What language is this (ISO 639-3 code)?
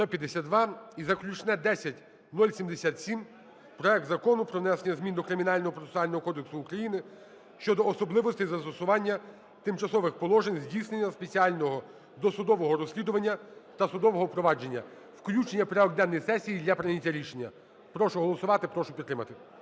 ukr